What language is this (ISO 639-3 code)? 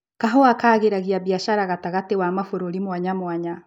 kik